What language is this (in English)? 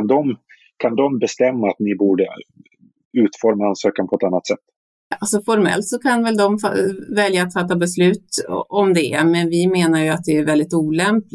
Swedish